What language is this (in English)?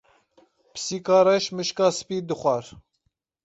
Kurdish